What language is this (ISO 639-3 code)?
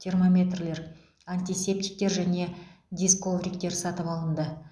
kaz